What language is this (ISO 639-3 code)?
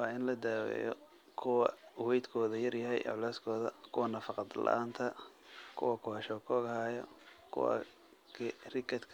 som